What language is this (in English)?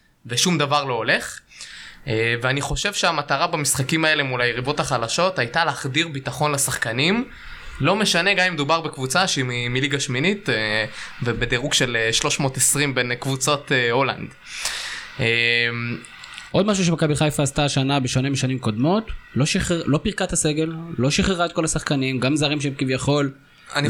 Hebrew